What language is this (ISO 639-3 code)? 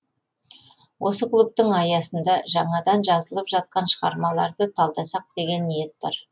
kaz